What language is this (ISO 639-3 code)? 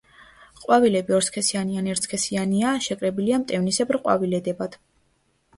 kat